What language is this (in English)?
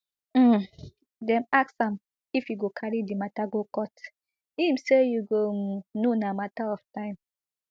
Nigerian Pidgin